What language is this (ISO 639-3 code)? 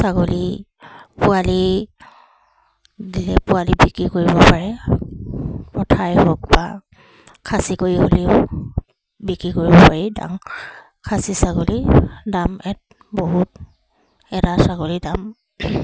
asm